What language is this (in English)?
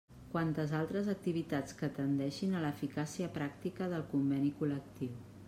Catalan